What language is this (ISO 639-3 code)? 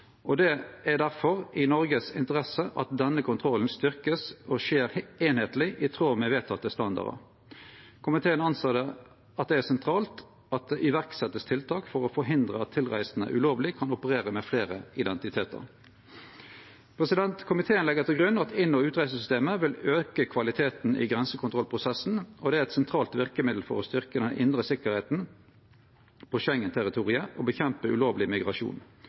nno